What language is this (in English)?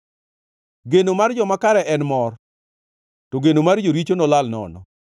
Luo (Kenya and Tanzania)